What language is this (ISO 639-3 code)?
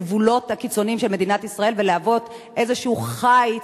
heb